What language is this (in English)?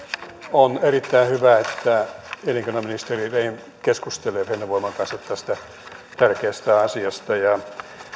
Finnish